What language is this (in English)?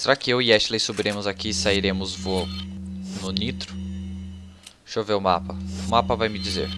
Portuguese